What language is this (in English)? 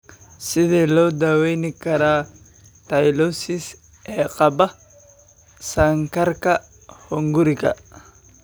Somali